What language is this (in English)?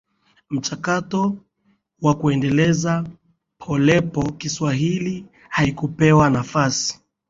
Swahili